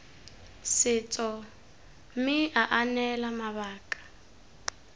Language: Tswana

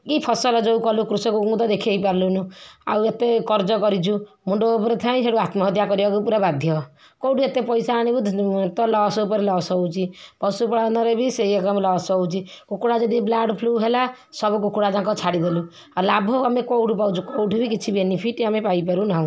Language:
Odia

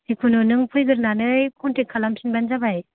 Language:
Bodo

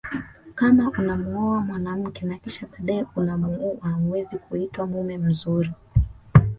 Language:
Swahili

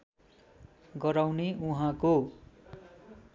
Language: Nepali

